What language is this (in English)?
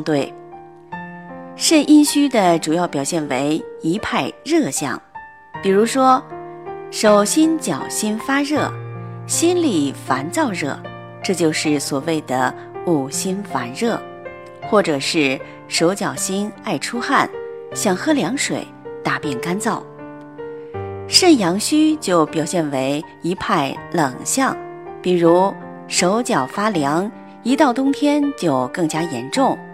Chinese